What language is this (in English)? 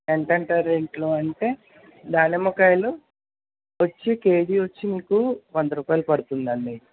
Telugu